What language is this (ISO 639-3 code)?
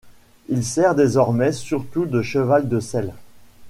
fra